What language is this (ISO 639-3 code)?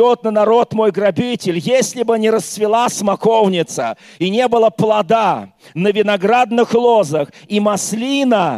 rus